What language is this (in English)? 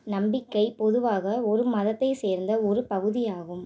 Tamil